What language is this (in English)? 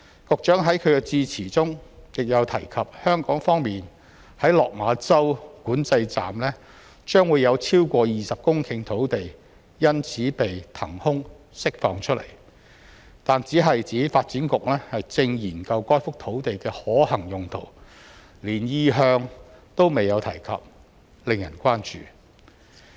Cantonese